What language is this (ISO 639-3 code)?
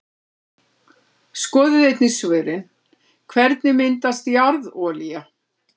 isl